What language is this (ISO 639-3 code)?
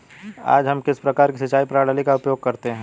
hin